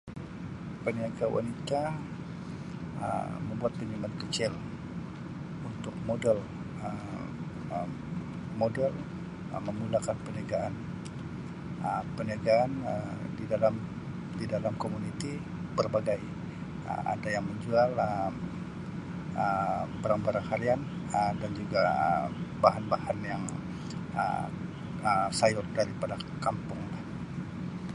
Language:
Sabah Malay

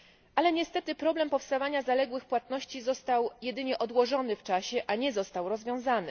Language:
Polish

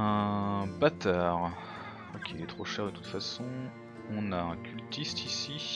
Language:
French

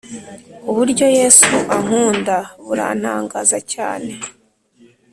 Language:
Kinyarwanda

